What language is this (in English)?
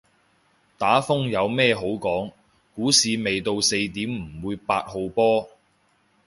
Cantonese